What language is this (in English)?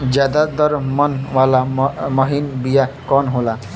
Bhojpuri